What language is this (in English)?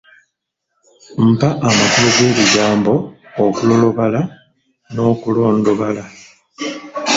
Ganda